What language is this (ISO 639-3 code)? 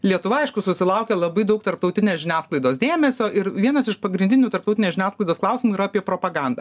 lit